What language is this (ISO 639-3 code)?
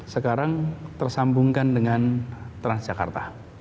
ind